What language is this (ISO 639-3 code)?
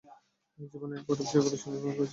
ben